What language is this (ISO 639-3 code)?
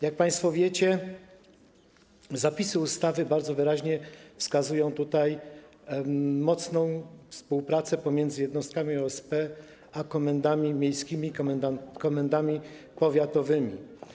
pol